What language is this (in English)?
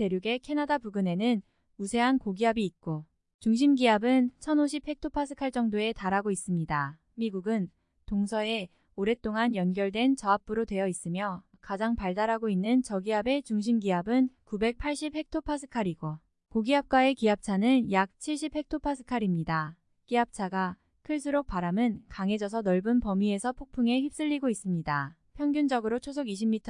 Korean